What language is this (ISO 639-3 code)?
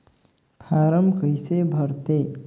hne